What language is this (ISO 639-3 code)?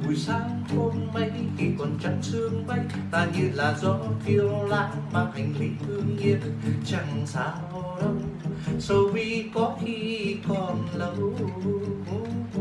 vie